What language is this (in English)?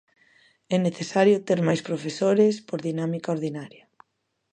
Galician